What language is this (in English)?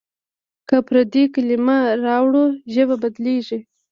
Pashto